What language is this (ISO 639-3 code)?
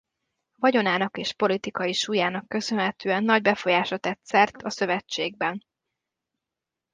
hun